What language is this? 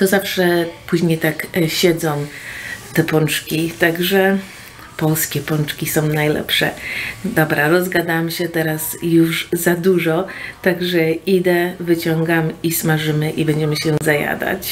Polish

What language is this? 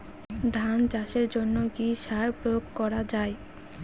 Bangla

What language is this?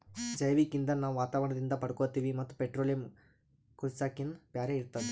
Kannada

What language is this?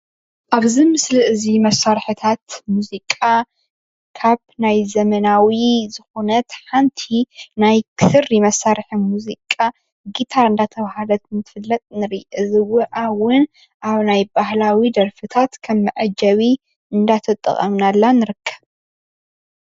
Tigrinya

